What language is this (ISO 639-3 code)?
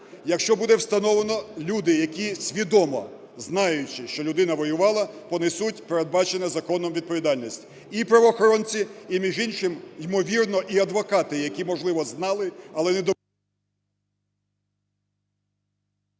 ukr